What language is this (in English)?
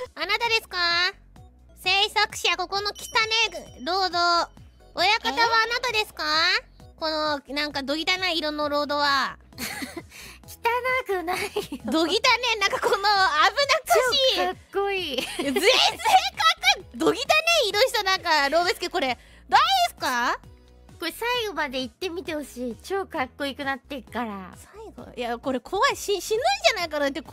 Japanese